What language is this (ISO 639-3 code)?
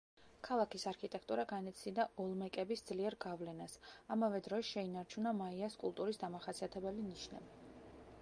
kat